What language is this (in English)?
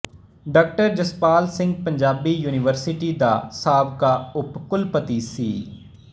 Punjabi